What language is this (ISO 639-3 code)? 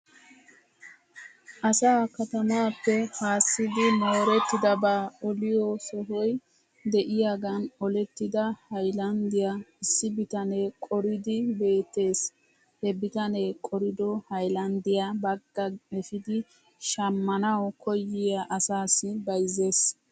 wal